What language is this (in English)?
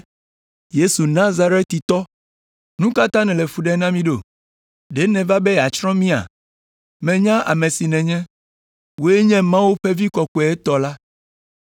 Ewe